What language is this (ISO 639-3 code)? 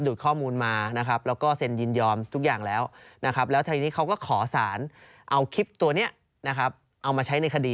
tha